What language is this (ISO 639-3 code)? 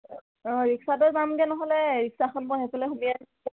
asm